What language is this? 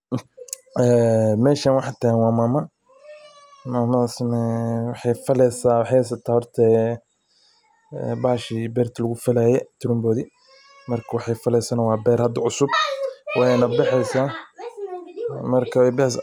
Somali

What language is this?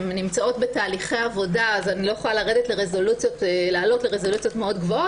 Hebrew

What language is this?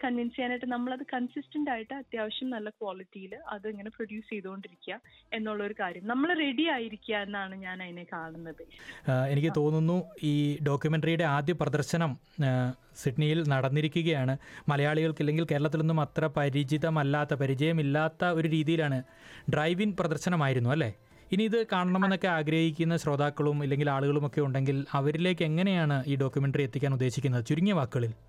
Malayalam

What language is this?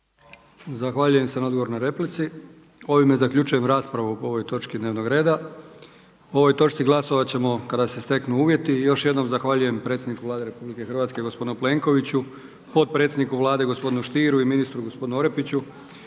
Croatian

